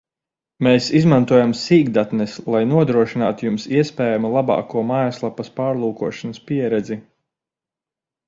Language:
Latvian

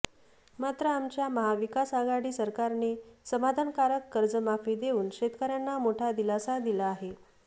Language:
Marathi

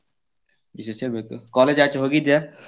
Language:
Kannada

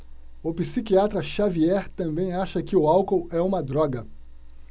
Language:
Portuguese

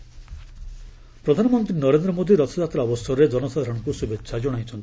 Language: Odia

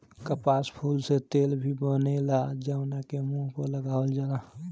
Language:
Bhojpuri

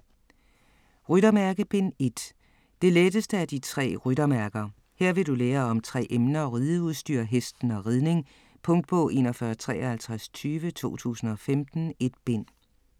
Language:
Danish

